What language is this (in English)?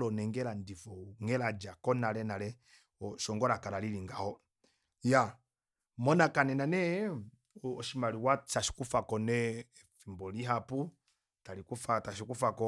Kuanyama